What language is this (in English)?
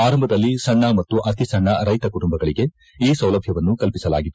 Kannada